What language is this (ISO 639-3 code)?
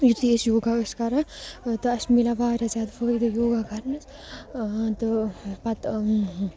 kas